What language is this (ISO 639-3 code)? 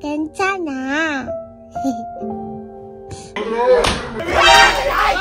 vie